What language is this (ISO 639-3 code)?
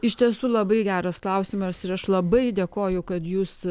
lit